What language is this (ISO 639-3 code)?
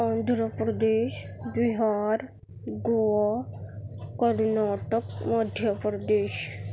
urd